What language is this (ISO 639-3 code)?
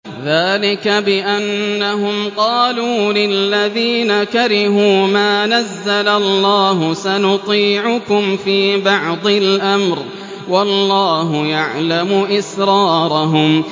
ara